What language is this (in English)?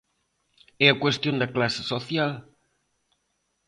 Galician